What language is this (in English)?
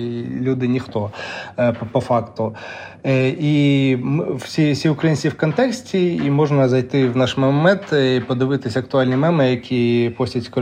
Ukrainian